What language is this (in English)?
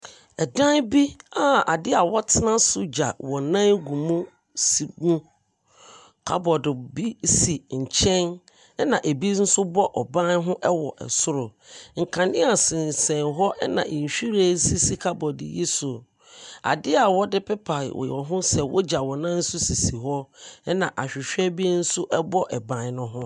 Akan